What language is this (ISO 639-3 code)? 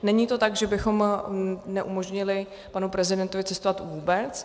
ces